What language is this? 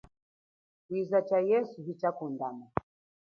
Chokwe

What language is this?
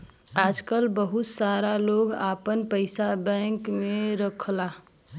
Bhojpuri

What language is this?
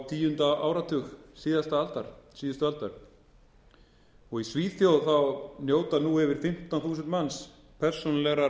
Icelandic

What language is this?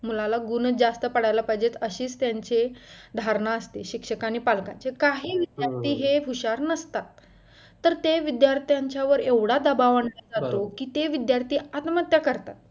Marathi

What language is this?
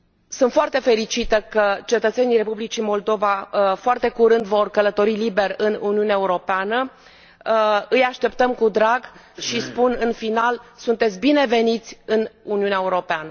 Romanian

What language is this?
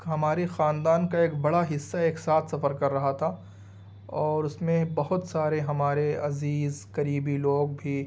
Urdu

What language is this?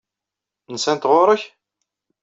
Kabyle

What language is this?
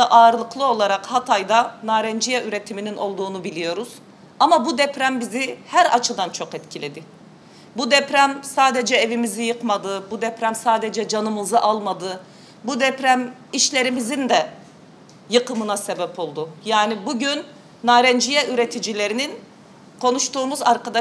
Turkish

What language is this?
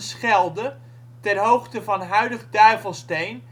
Dutch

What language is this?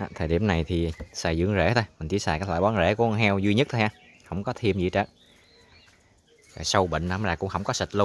Vietnamese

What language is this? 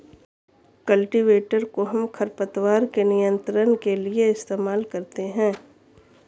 Hindi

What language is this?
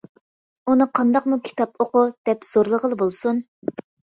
Uyghur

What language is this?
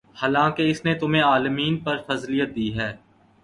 Urdu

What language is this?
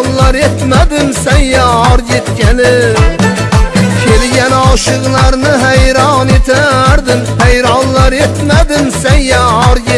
Uzbek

